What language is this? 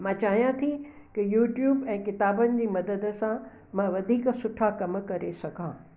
Sindhi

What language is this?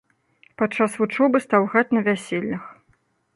Belarusian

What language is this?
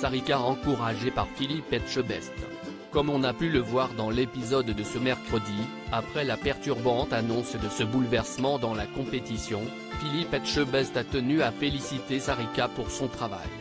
French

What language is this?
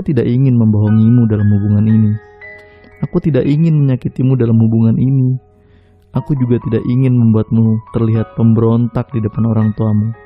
Indonesian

